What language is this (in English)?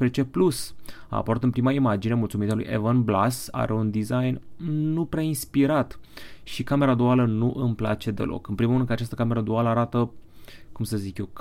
Romanian